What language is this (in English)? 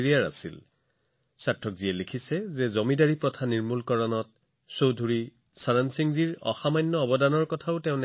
Assamese